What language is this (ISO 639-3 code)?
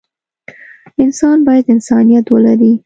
pus